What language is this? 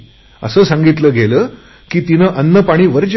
Marathi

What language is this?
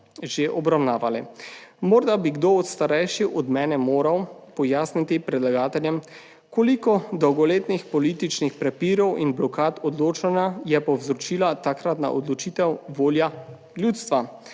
Slovenian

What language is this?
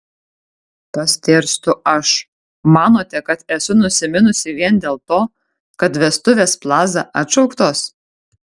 Lithuanian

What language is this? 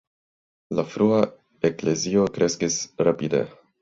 Esperanto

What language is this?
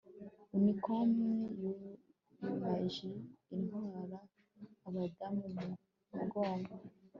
Kinyarwanda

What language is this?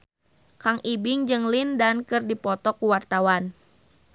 Sundanese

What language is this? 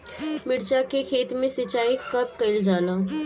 Bhojpuri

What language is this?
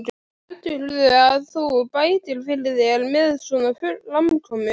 Icelandic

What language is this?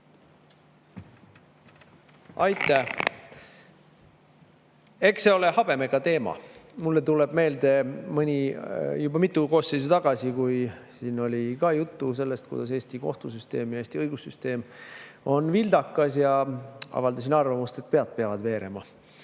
Estonian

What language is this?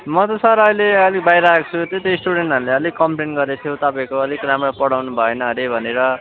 Nepali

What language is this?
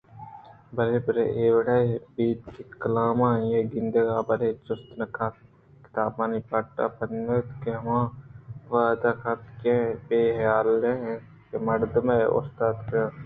Eastern Balochi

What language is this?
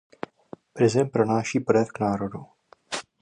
Czech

